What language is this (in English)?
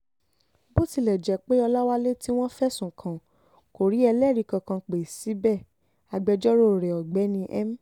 Yoruba